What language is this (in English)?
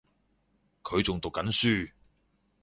Cantonese